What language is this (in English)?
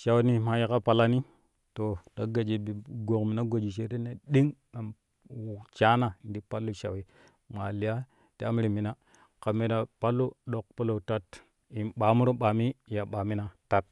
Kushi